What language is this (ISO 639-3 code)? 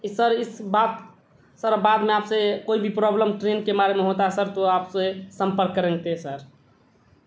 urd